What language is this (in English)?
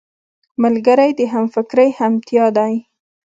Pashto